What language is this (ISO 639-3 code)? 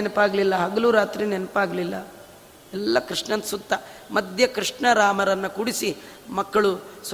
kan